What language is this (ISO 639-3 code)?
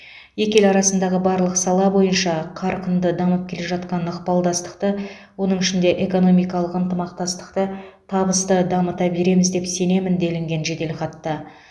kaz